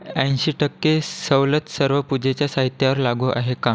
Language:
Marathi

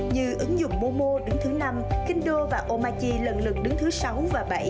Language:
Vietnamese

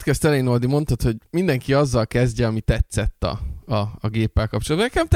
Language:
Hungarian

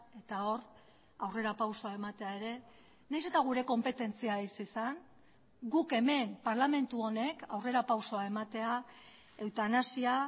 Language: Basque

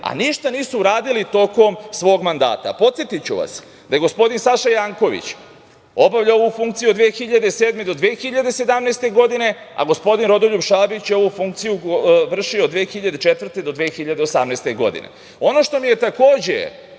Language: Serbian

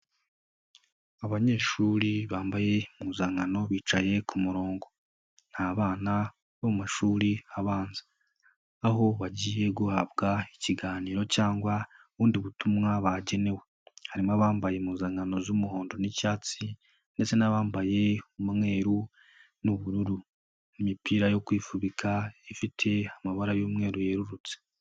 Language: Kinyarwanda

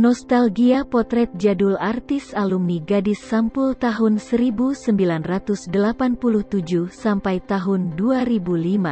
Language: Indonesian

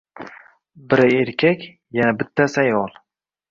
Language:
Uzbek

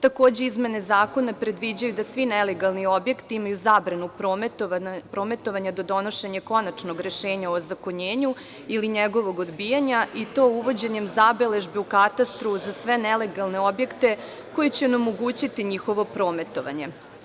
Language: Serbian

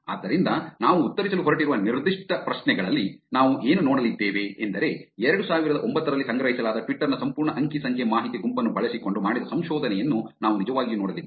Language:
Kannada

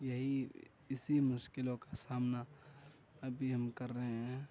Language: Urdu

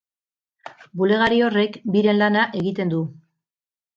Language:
Basque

